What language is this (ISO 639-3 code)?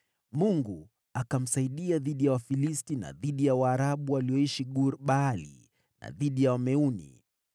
swa